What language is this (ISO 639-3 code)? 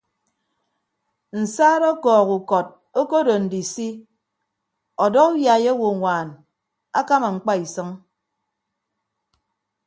ibb